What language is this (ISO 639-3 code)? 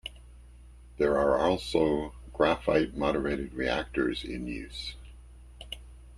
eng